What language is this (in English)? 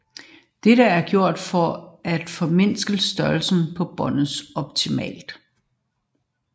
Danish